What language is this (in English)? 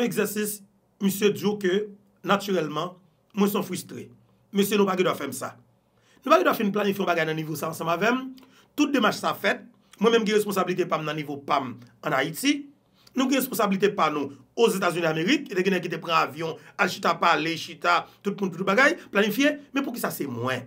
French